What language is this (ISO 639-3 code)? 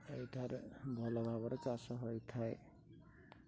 ori